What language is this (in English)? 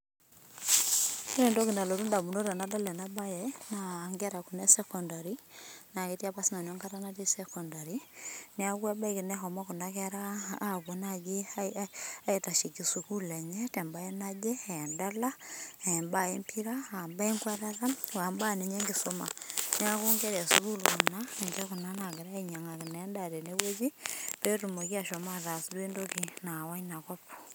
Masai